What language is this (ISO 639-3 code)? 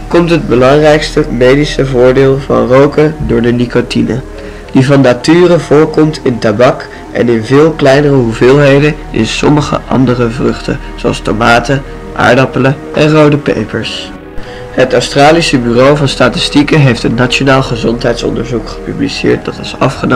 nld